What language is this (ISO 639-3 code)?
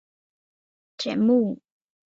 zho